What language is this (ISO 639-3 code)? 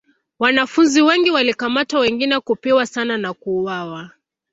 swa